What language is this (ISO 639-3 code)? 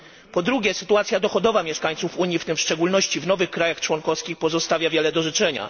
pol